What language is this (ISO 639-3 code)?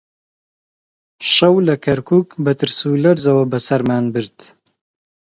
ckb